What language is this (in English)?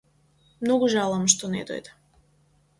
Macedonian